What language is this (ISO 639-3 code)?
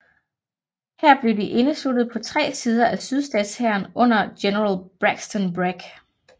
dan